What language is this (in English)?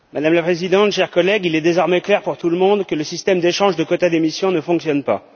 French